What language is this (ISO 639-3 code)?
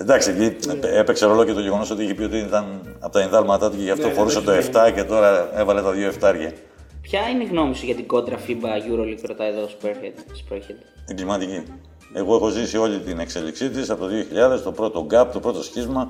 ell